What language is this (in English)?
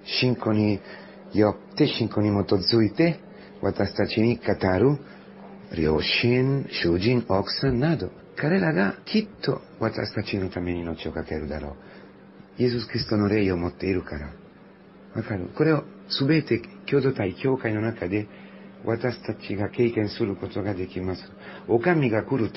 Japanese